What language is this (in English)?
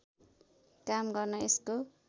Nepali